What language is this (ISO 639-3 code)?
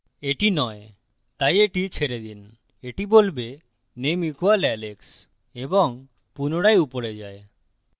ben